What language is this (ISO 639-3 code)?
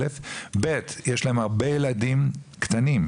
heb